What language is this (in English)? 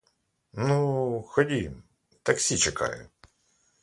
Ukrainian